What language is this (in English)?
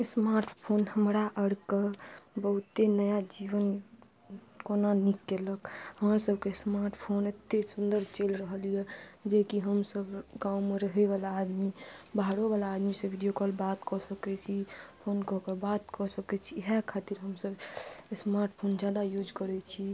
Maithili